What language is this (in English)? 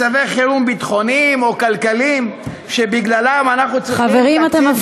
Hebrew